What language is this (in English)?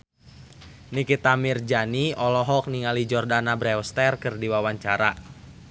Sundanese